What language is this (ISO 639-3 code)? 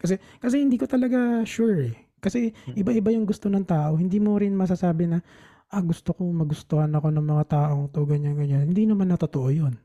fil